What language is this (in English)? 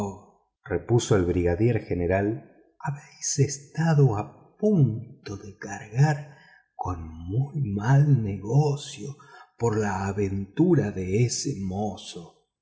Spanish